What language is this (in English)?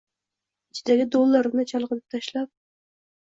Uzbek